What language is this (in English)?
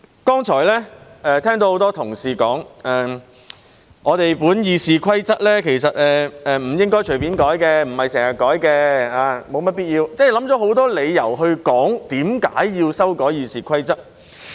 Cantonese